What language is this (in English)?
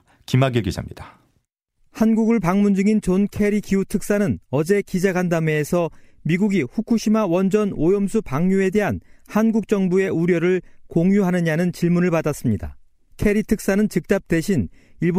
Korean